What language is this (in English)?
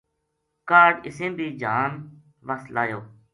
Gujari